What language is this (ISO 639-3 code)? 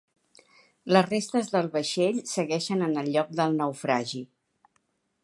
cat